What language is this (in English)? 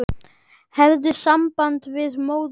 Icelandic